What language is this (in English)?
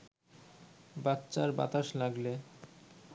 Bangla